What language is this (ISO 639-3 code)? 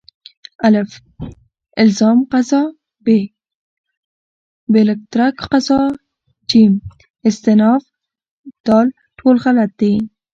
pus